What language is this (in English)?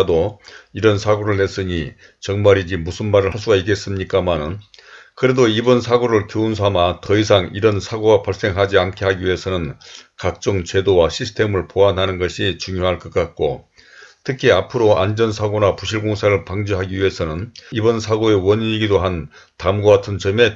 Korean